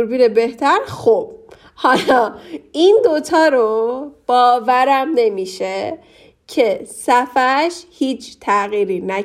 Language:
Persian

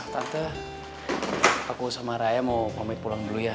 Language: Indonesian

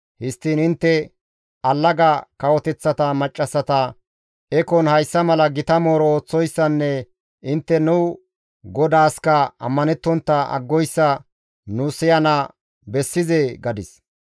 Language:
Gamo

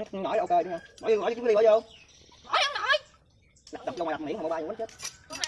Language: Vietnamese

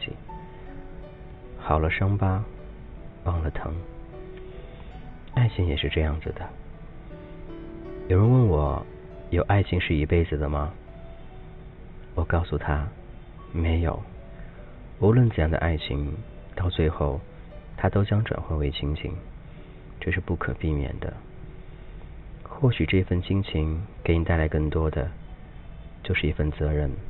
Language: Chinese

